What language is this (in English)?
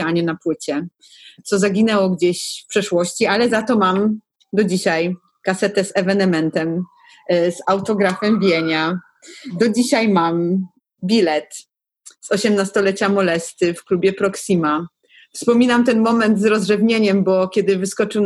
Polish